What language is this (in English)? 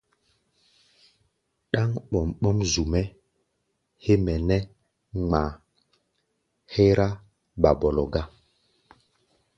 Gbaya